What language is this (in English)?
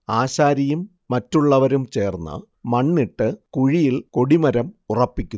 Malayalam